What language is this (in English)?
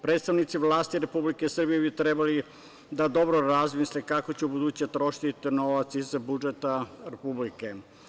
Serbian